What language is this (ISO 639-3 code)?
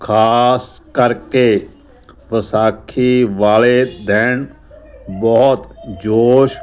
pan